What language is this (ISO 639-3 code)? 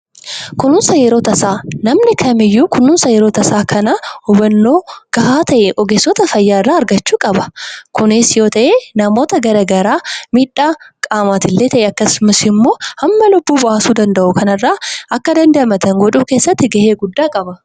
orm